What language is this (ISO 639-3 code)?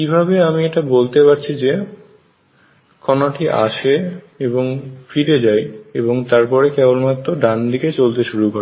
ben